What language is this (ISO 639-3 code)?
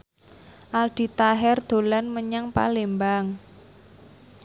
jav